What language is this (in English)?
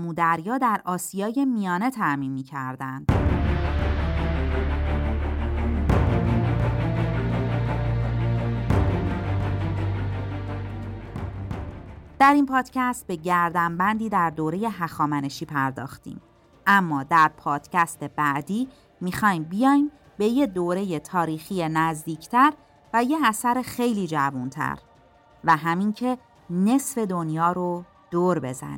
Persian